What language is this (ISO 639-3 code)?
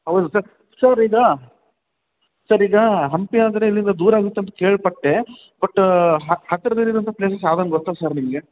kan